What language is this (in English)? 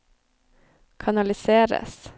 Norwegian